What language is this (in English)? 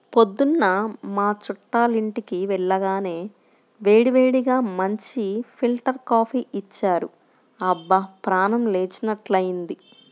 Telugu